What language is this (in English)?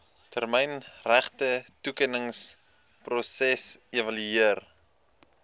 Afrikaans